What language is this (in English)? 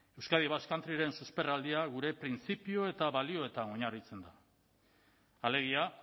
Basque